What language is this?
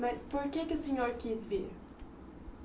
Portuguese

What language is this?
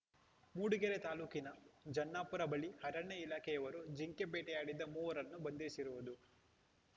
Kannada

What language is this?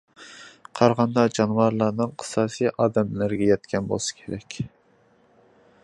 Uyghur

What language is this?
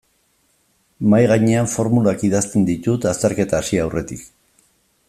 Basque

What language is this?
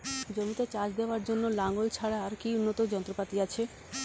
Bangla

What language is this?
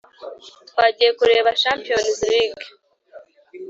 Kinyarwanda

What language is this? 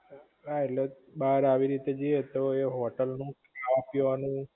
Gujarati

